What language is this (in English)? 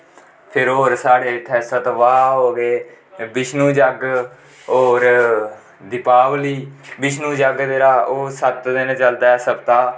Dogri